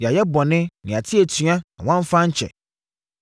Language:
Akan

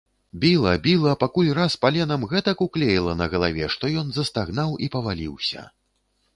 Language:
Belarusian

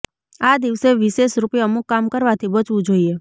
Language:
Gujarati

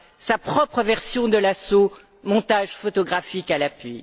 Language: French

